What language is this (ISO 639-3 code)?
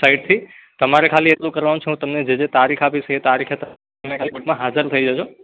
guj